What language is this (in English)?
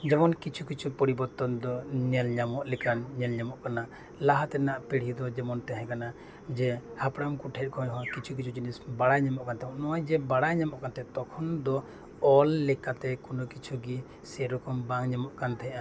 Santali